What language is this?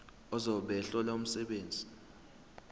Zulu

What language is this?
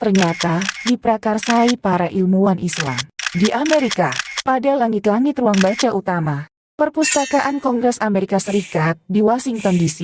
Indonesian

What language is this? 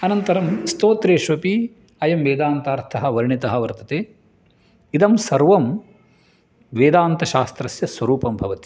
Sanskrit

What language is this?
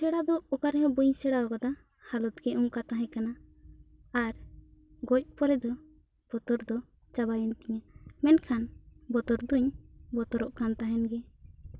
Santali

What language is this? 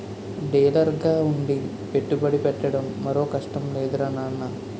Telugu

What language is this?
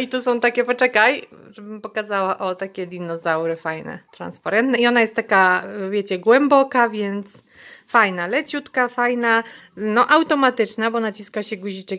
Polish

